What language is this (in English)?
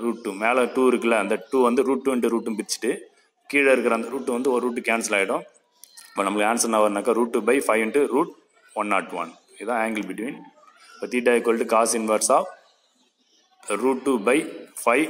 Tamil